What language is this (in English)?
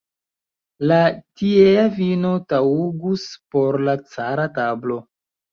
Esperanto